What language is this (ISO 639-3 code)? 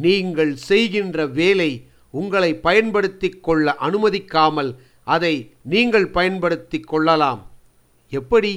tam